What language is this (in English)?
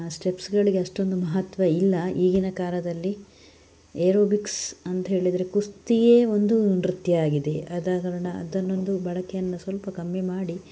Kannada